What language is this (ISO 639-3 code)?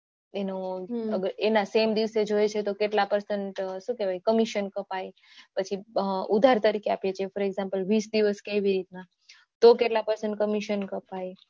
guj